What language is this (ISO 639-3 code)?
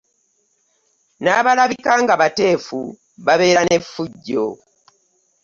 lug